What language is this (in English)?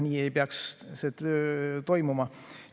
Estonian